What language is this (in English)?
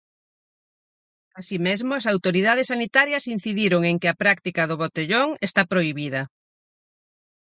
Galician